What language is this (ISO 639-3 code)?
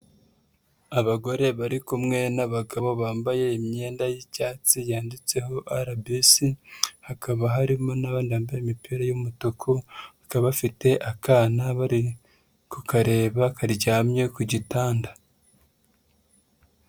kin